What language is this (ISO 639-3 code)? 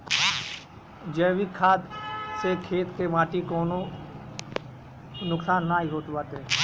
bho